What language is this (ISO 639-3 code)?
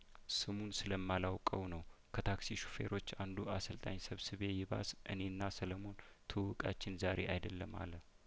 amh